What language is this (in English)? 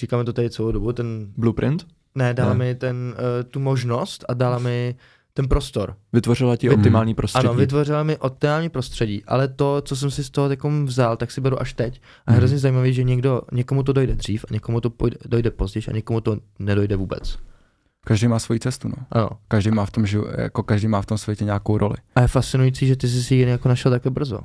Czech